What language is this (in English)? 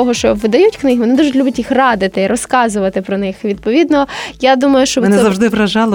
Ukrainian